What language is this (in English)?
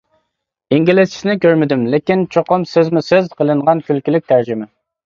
Uyghur